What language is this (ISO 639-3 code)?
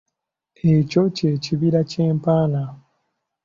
lug